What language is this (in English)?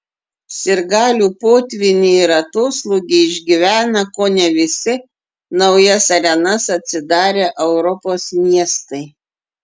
Lithuanian